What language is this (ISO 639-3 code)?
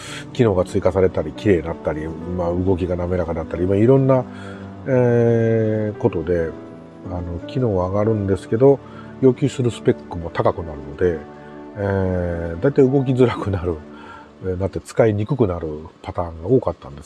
jpn